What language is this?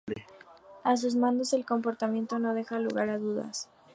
Spanish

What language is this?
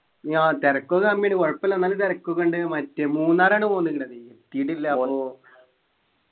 Malayalam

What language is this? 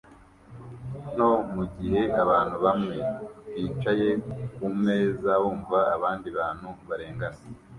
Kinyarwanda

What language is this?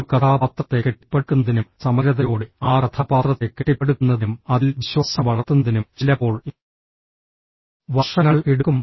Malayalam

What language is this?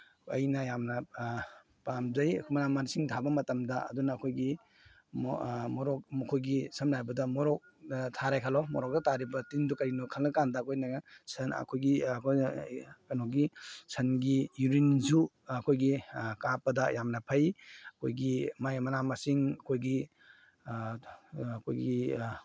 Manipuri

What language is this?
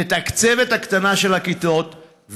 Hebrew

